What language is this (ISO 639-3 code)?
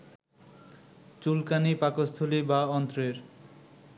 ben